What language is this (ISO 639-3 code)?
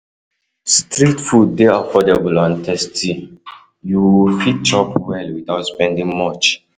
pcm